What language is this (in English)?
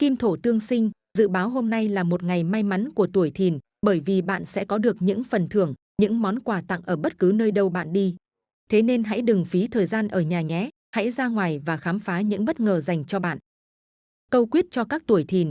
Vietnamese